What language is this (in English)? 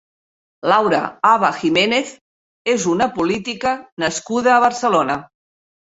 Catalan